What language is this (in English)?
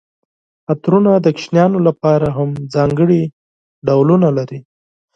Pashto